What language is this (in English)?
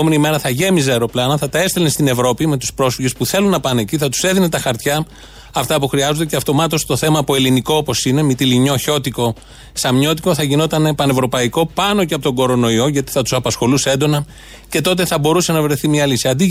Greek